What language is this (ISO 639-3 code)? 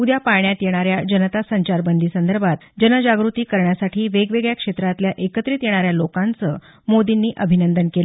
mar